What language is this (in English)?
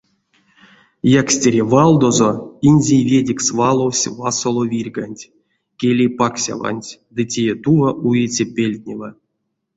Erzya